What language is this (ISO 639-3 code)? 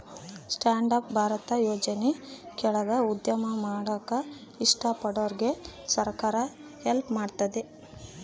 kan